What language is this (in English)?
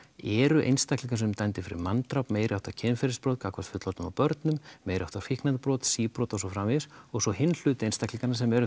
Icelandic